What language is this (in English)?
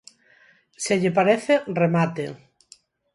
Galician